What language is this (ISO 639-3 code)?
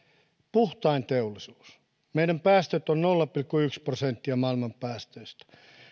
fin